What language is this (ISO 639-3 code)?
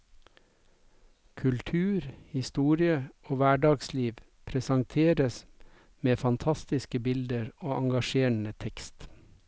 nor